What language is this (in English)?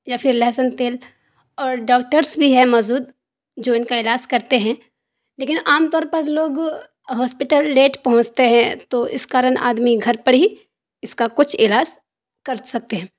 Urdu